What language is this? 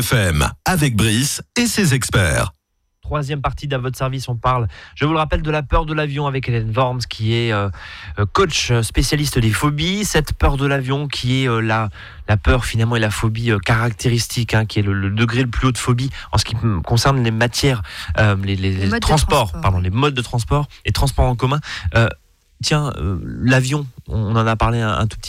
French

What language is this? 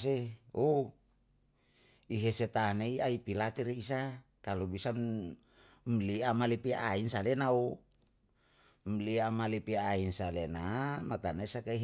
Yalahatan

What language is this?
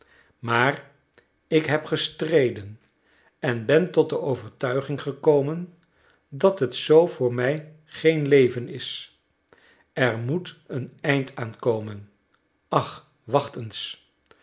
Dutch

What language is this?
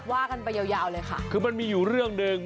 Thai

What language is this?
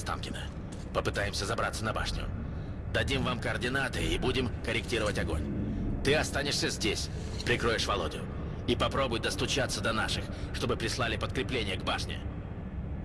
Russian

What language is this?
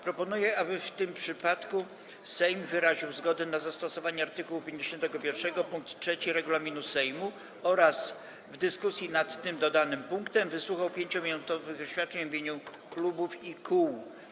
Polish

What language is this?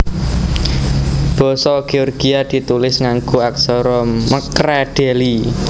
Javanese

